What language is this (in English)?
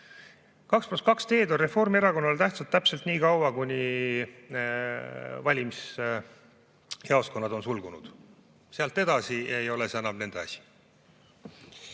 Estonian